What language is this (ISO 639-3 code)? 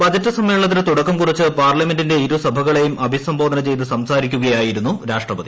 mal